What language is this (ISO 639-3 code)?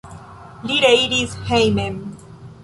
epo